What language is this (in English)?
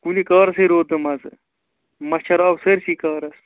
Kashmiri